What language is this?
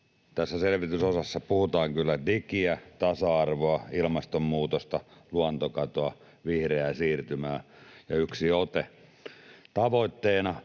Finnish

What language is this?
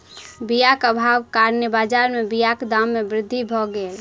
Maithili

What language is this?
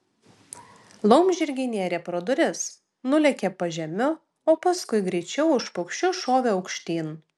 Lithuanian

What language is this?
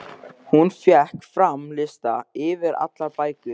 Icelandic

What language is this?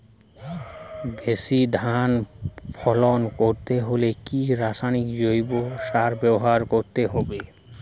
Bangla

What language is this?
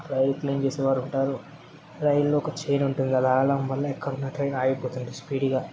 Telugu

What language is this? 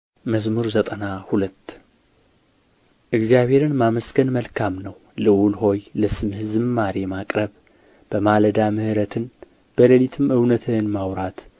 Amharic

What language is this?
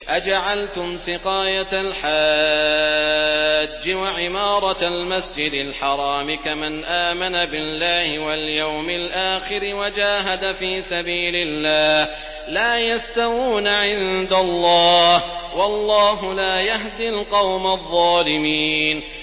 Arabic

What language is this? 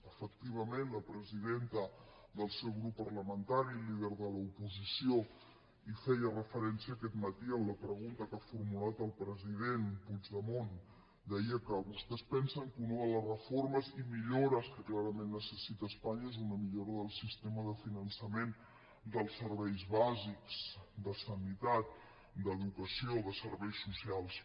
Catalan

